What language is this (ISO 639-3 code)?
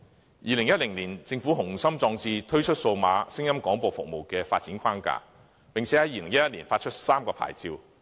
yue